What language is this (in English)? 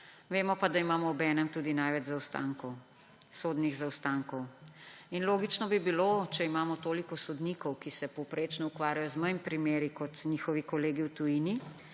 Slovenian